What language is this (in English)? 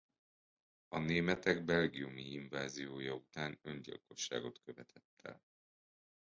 Hungarian